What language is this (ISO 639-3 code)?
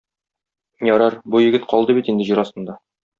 tat